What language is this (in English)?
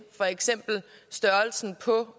Danish